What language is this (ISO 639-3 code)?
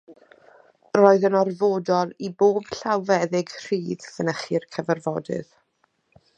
cym